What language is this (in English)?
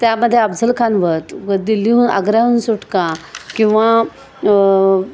Marathi